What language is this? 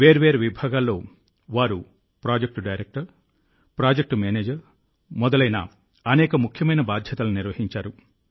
Telugu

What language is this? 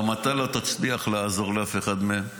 Hebrew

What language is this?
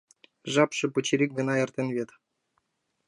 Mari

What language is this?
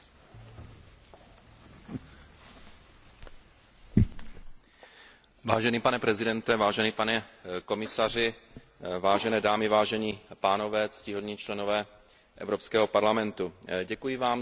Czech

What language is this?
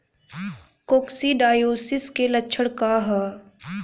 Bhojpuri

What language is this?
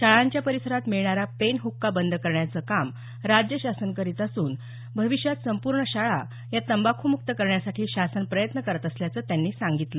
Marathi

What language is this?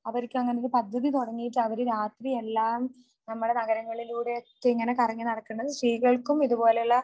Malayalam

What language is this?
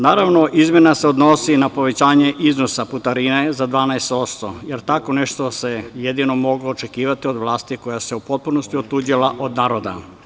Serbian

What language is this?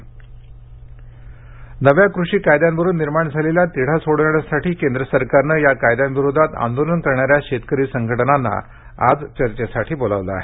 Marathi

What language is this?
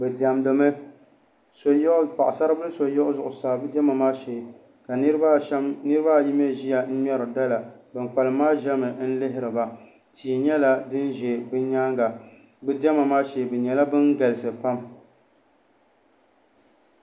Dagbani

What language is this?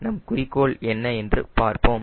Tamil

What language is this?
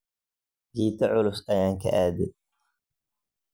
Somali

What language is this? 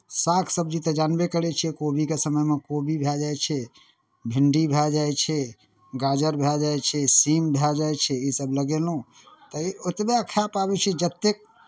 Maithili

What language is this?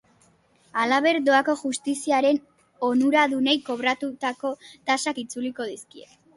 Basque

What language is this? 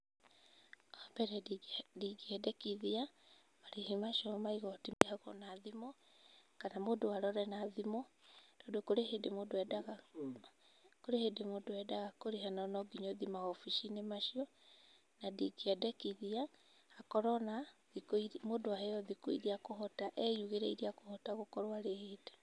Kikuyu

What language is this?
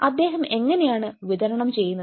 Malayalam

